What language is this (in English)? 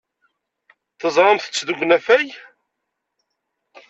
Kabyle